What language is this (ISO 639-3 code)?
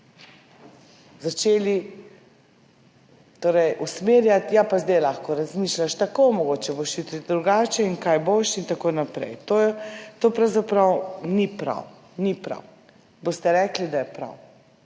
slv